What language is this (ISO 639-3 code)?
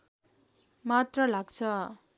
nep